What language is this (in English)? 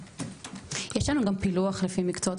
Hebrew